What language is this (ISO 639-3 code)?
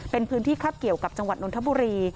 tha